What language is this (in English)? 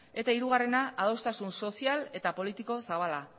Basque